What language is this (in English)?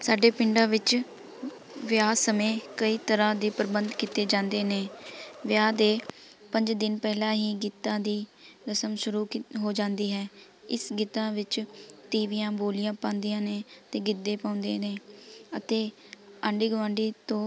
Punjabi